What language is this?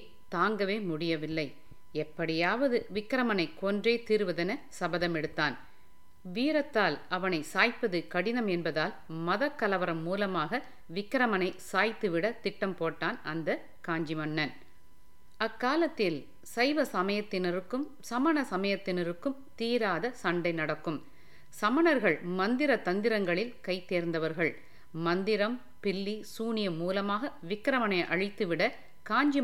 Tamil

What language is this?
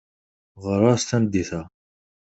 Kabyle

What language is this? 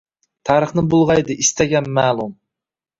Uzbek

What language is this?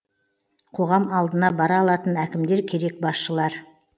Kazakh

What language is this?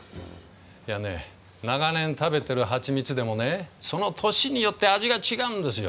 Japanese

